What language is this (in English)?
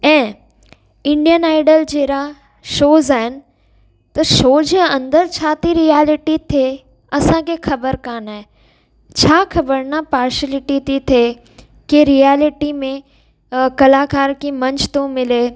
Sindhi